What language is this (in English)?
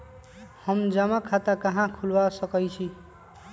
Magahi